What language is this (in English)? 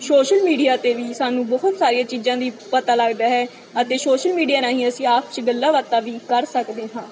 Punjabi